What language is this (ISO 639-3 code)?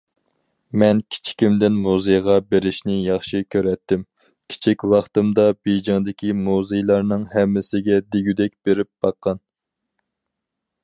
uig